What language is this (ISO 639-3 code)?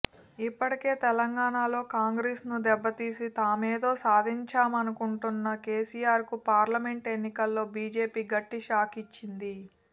tel